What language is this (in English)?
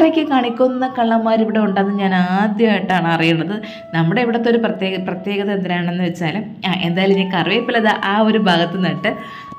Malayalam